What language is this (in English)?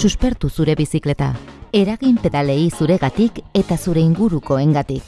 Spanish